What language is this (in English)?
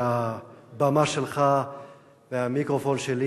Hebrew